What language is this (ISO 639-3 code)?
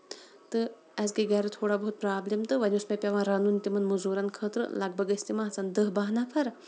kas